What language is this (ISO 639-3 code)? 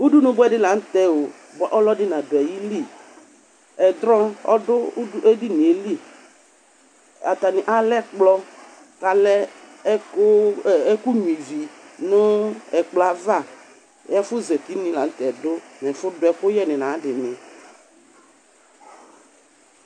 kpo